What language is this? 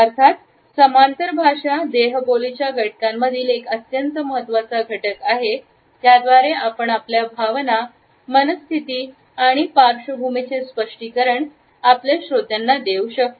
Marathi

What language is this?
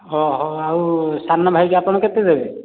Odia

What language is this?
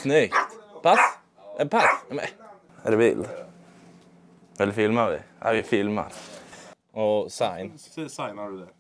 Swedish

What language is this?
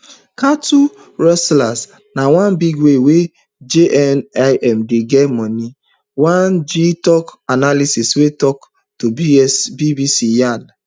Nigerian Pidgin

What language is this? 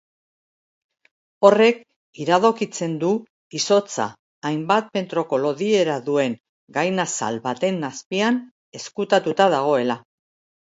Basque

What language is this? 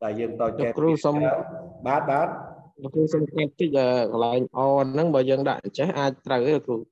Vietnamese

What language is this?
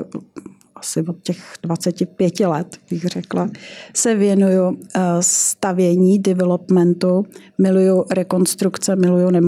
Czech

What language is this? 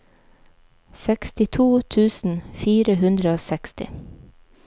Norwegian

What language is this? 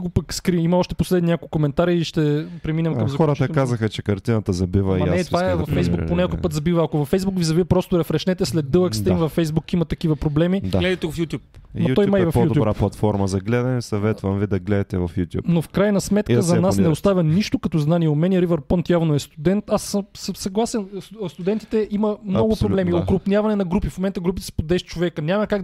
Bulgarian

